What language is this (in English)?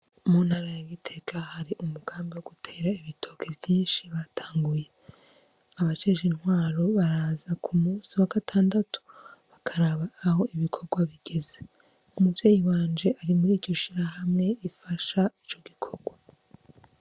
Rundi